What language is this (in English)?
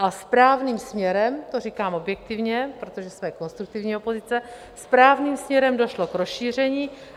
Czech